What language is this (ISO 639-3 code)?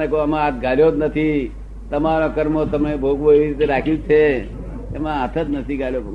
guj